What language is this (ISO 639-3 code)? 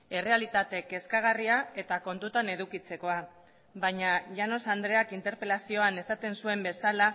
eus